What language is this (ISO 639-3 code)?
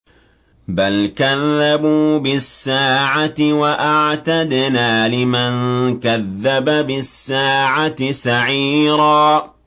ara